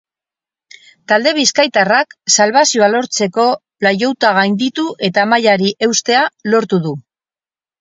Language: Basque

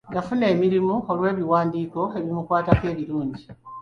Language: Ganda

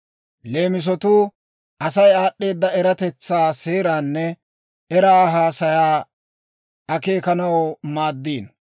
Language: Dawro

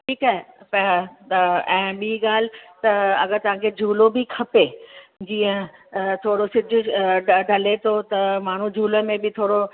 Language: Sindhi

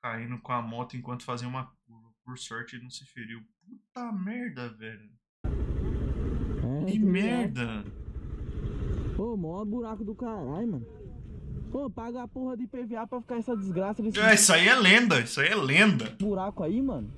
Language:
Portuguese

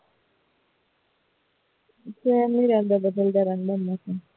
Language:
Punjabi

